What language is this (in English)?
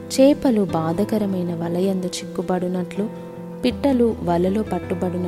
Telugu